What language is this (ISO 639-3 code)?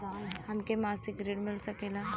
bho